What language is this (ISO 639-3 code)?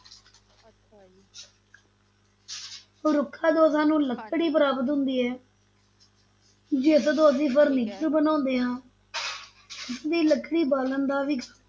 pan